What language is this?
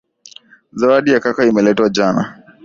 Swahili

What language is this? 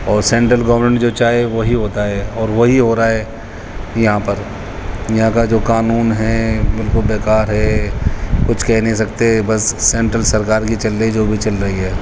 Urdu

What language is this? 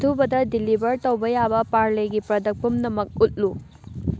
Manipuri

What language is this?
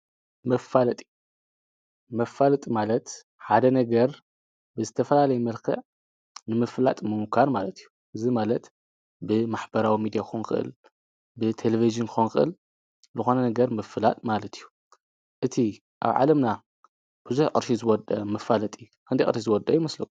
Tigrinya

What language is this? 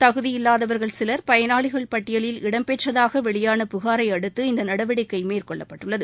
Tamil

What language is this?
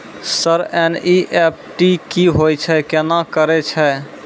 Maithili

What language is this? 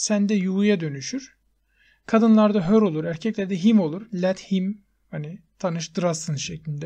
Turkish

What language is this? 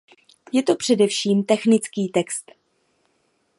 Czech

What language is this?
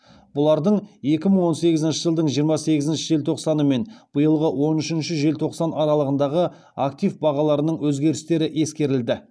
Kazakh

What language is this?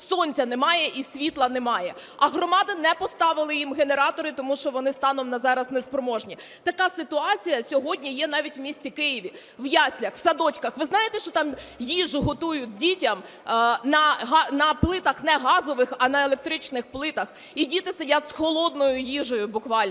Ukrainian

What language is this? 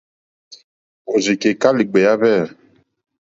Mokpwe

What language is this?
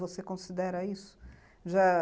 Portuguese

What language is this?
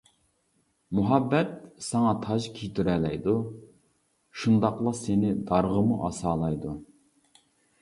Uyghur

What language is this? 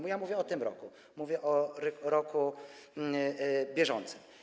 Polish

